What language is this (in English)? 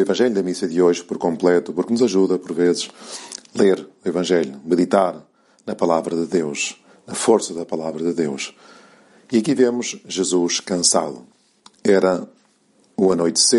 Portuguese